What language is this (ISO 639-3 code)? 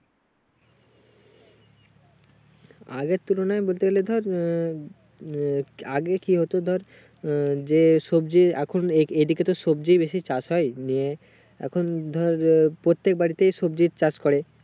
ben